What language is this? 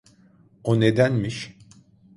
Turkish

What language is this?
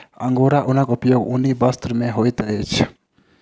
Maithili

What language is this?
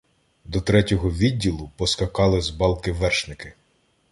Ukrainian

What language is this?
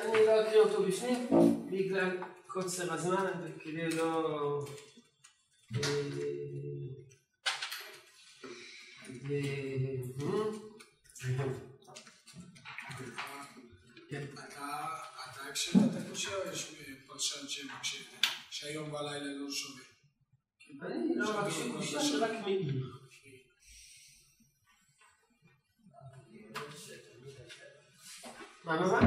Hebrew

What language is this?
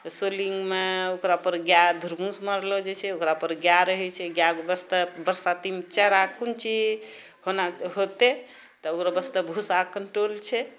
Maithili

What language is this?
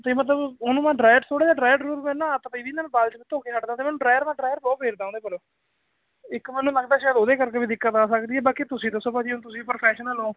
Punjabi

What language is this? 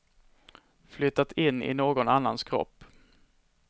Swedish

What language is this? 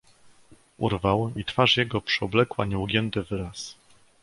Polish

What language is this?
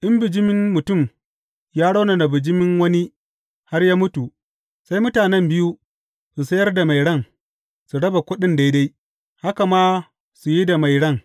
Hausa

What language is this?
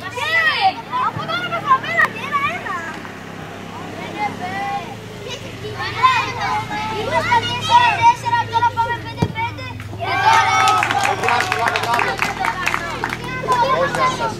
Greek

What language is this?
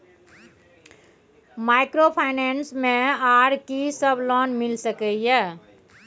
Maithili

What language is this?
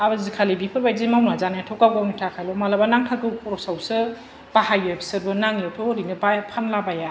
Bodo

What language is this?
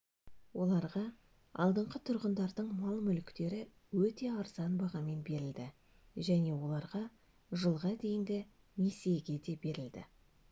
Kazakh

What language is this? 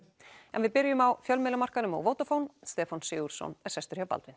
Icelandic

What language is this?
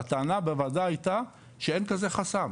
Hebrew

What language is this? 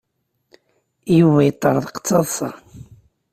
Kabyle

